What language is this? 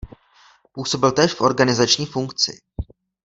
Czech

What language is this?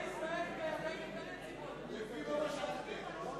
Hebrew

